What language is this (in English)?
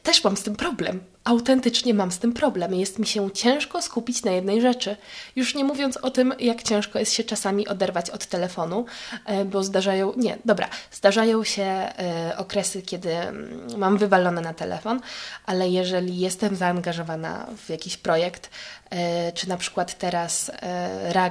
Polish